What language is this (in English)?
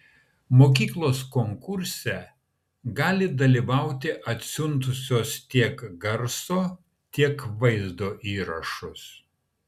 Lithuanian